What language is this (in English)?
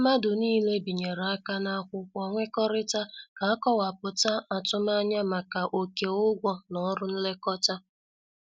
Igbo